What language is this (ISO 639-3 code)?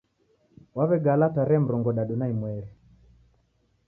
dav